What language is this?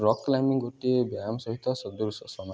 Odia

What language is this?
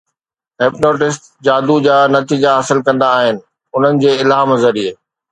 Sindhi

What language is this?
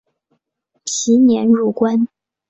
Chinese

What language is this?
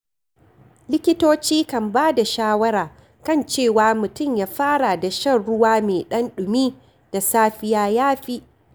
Hausa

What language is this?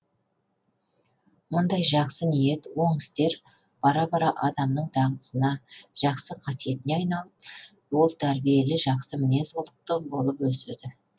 Kazakh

